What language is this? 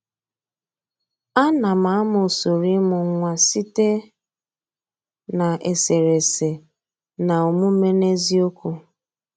Igbo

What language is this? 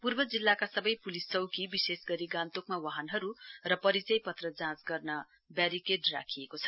Nepali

